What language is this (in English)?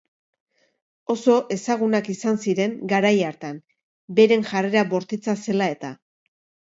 Basque